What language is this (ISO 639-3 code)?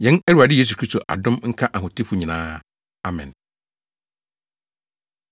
aka